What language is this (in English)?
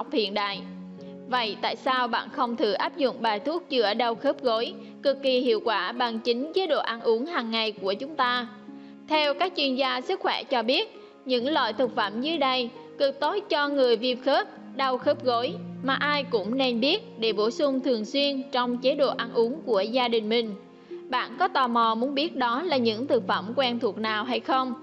Vietnamese